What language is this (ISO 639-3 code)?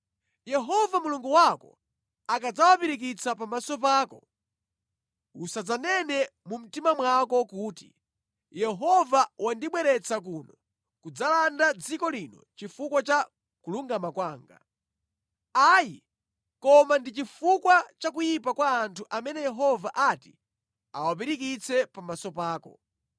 nya